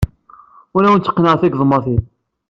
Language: Kabyle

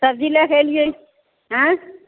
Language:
Maithili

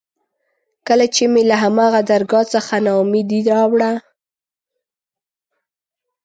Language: Pashto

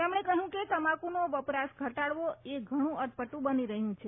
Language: Gujarati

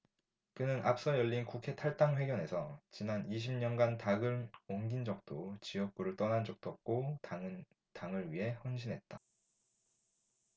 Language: Korean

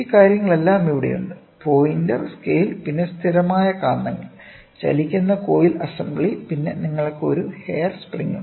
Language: Malayalam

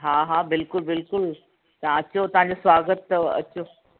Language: Sindhi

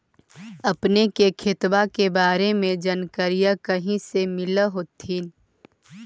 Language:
Magahi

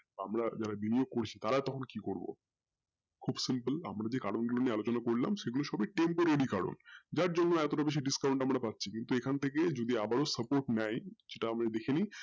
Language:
Bangla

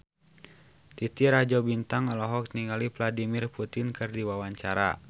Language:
Sundanese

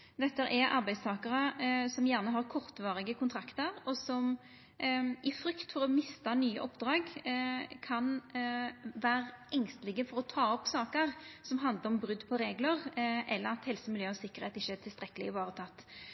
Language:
Norwegian Nynorsk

